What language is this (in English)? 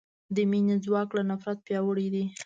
Pashto